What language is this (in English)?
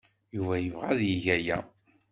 Kabyle